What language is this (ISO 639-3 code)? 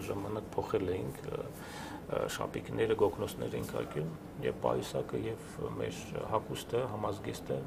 ron